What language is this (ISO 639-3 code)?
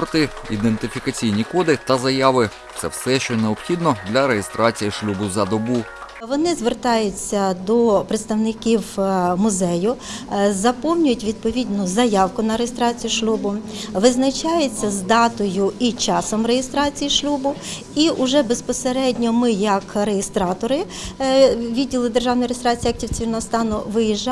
ukr